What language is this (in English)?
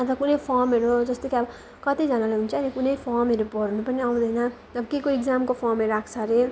Nepali